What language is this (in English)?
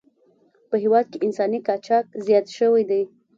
Pashto